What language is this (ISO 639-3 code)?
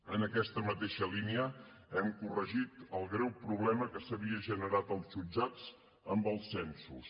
cat